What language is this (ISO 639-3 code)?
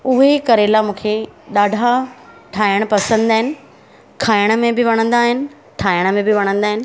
snd